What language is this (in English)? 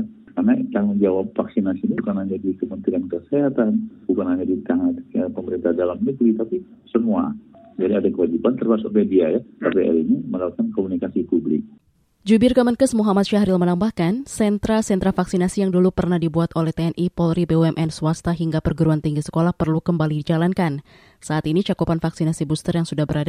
Indonesian